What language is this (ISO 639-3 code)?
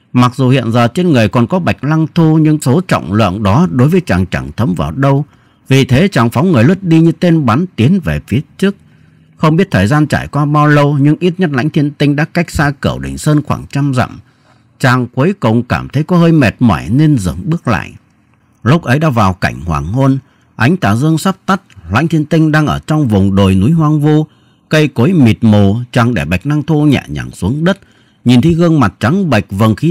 vie